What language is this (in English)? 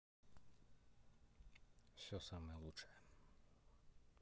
Russian